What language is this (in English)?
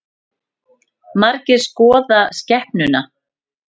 Icelandic